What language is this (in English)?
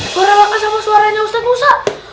Indonesian